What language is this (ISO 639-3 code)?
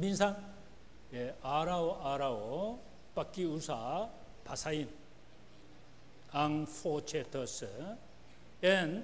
fil